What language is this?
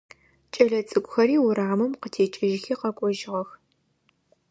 Adyghe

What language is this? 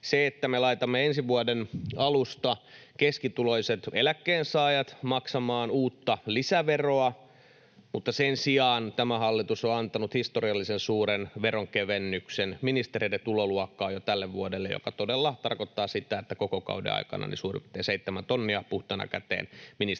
Finnish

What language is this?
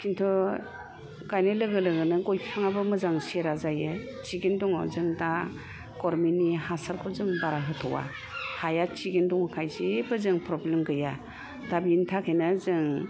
Bodo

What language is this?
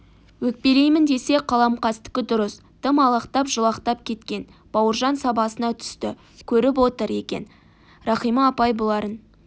Kazakh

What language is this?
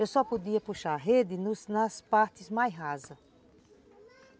Portuguese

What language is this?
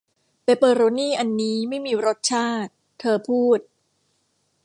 Thai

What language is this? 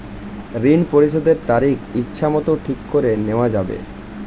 Bangla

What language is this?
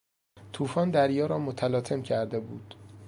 Persian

